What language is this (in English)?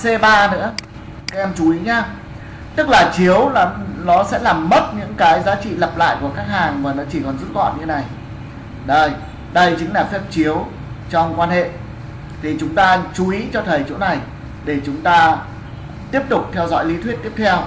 Vietnamese